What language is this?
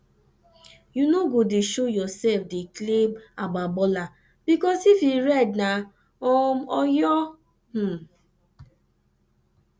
Nigerian Pidgin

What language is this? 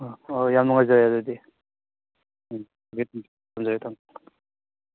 Manipuri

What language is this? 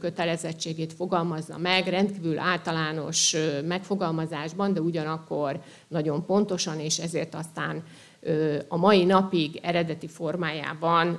Hungarian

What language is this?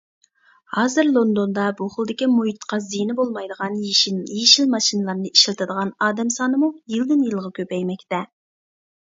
Uyghur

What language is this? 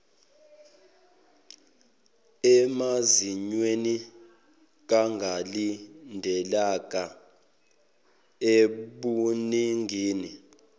Zulu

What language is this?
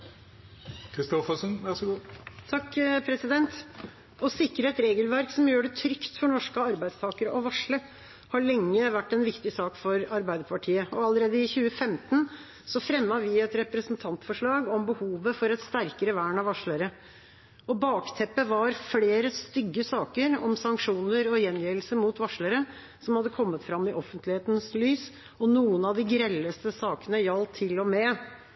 Norwegian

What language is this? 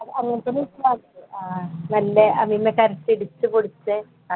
Malayalam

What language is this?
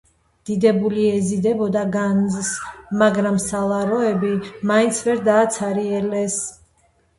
Georgian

